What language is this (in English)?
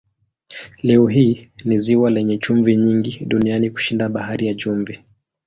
Swahili